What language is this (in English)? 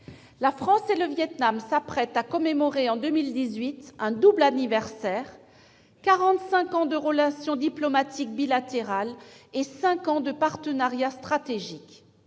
French